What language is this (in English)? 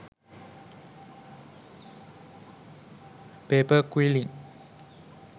Sinhala